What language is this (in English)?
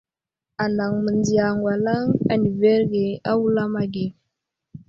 Wuzlam